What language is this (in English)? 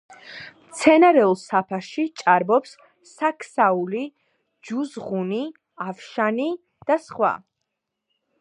Georgian